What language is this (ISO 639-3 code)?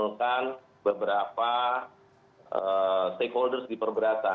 ind